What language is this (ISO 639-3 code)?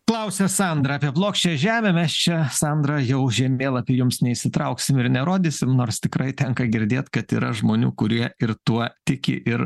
lit